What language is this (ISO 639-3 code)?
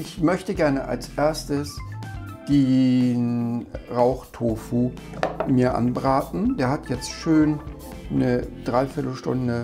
deu